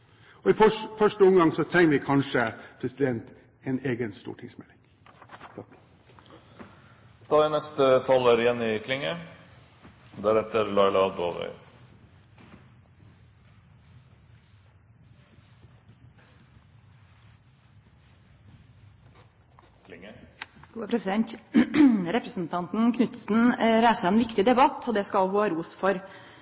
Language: Norwegian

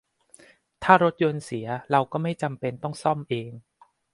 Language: Thai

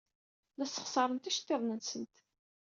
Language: Kabyle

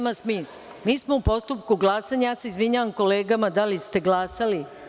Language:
Serbian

